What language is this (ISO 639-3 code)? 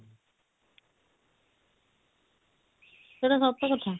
ori